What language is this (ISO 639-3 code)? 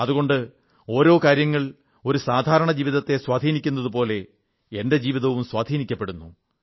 mal